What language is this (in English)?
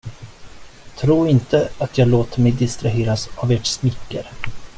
Swedish